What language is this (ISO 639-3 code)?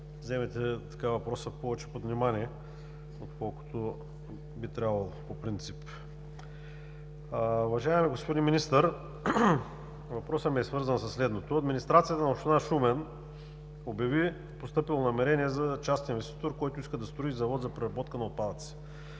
bul